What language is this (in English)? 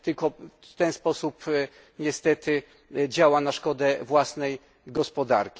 Polish